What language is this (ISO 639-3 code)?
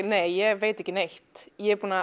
isl